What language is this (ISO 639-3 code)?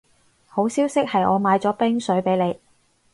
yue